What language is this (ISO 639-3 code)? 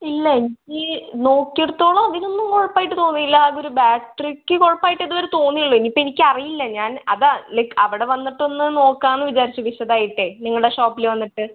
mal